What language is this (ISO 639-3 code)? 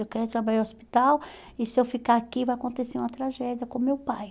por